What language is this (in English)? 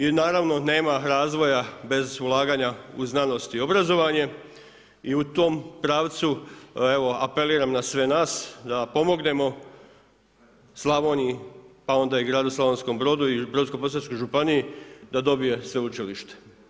Croatian